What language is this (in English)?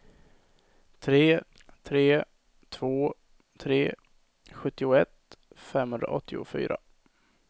Swedish